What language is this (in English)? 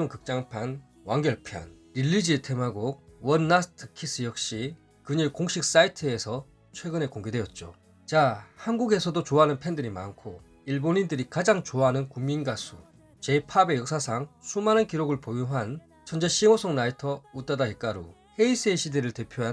Korean